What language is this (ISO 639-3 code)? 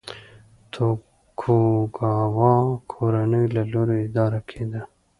pus